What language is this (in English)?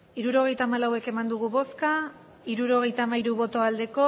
Basque